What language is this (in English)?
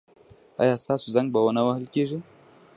Pashto